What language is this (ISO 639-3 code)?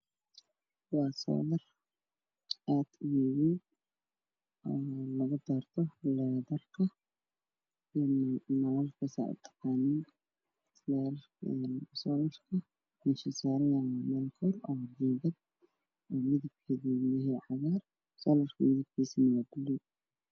som